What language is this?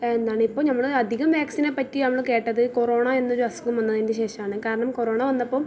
Malayalam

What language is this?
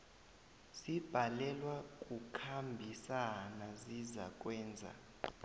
South Ndebele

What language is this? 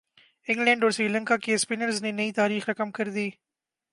Urdu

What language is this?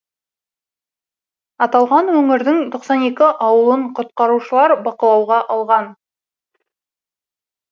Kazakh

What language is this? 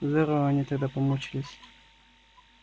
Russian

